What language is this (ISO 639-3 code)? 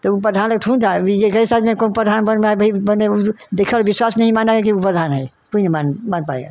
hin